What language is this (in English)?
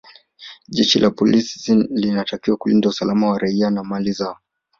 Swahili